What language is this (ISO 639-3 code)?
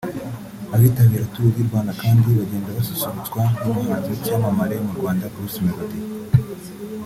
kin